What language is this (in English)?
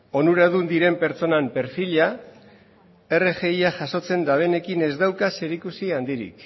Basque